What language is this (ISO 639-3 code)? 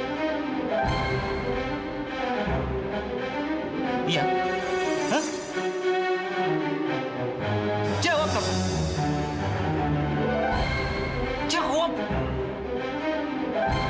ind